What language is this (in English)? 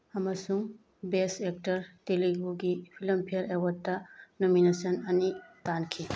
Manipuri